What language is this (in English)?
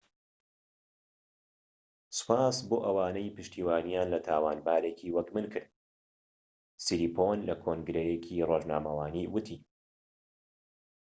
Central Kurdish